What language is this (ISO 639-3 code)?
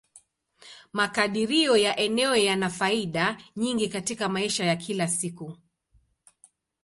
swa